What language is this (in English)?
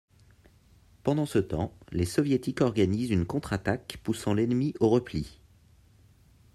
French